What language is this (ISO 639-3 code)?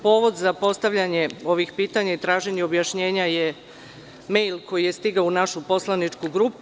srp